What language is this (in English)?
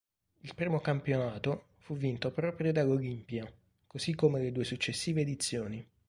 Italian